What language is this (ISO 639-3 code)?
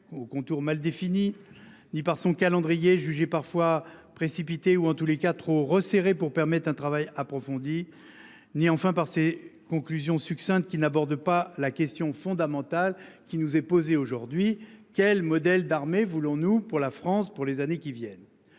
fra